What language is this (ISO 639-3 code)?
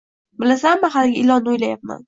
uzb